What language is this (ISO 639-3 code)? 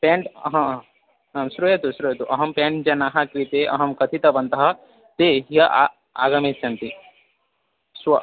san